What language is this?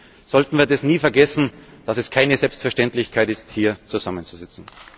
German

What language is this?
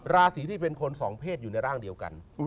Thai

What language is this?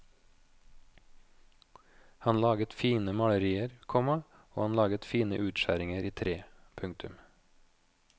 Norwegian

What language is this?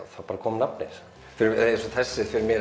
Icelandic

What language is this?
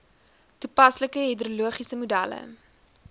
Afrikaans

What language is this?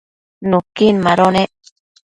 Matsés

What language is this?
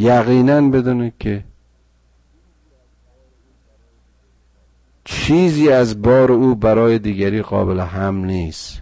Persian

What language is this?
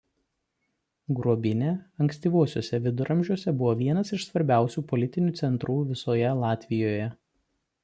Lithuanian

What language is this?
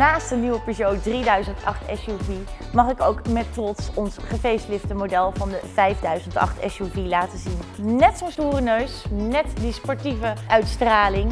Dutch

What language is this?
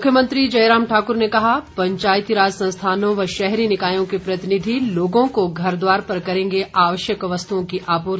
Hindi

